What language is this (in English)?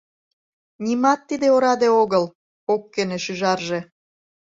Mari